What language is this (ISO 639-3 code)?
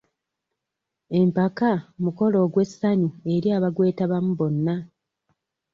lug